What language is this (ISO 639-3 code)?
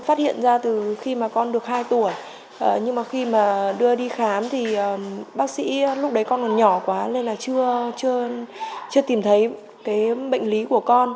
vie